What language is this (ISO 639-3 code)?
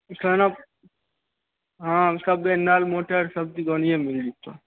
mai